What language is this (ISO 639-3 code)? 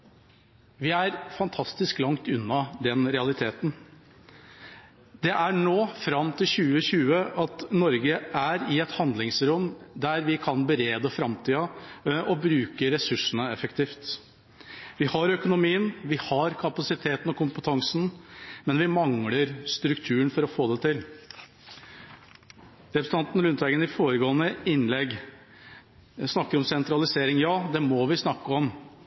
nob